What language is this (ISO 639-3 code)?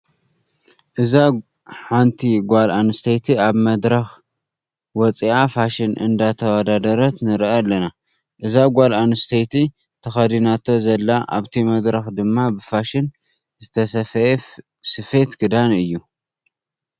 tir